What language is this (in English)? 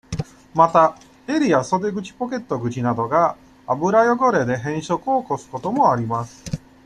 Japanese